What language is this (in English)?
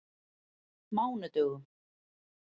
Icelandic